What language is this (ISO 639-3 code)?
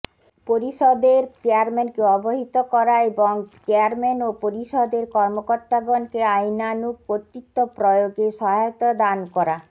ben